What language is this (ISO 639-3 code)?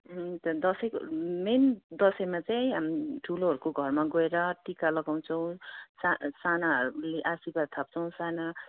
nep